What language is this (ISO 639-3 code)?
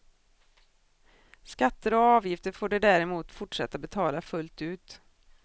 swe